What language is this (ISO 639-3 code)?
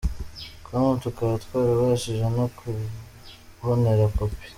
kin